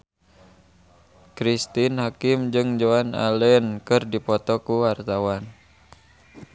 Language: Sundanese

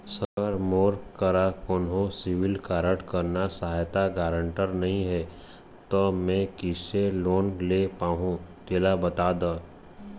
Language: Chhattisgarhi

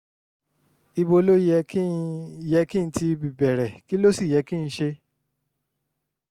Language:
Yoruba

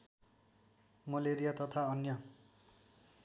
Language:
Nepali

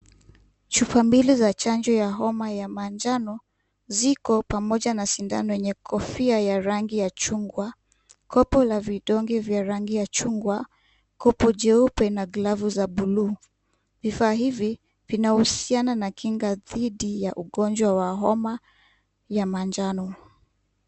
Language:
Swahili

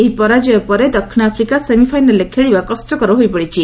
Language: Odia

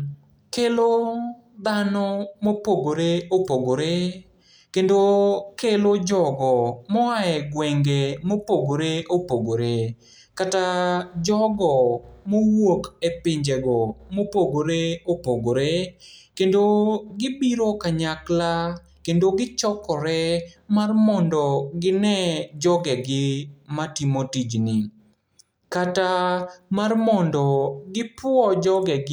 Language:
Luo (Kenya and Tanzania)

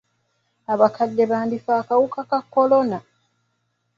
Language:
Ganda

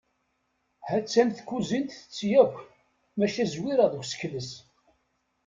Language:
Kabyle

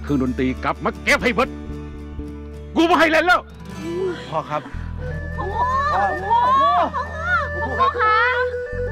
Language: Thai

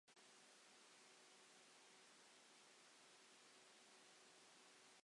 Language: Welsh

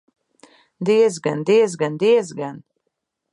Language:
Latvian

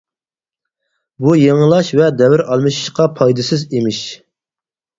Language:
Uyghur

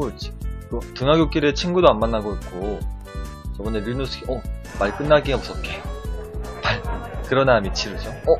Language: Korean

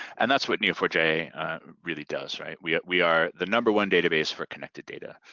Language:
English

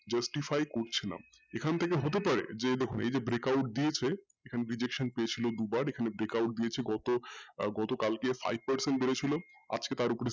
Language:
Bangla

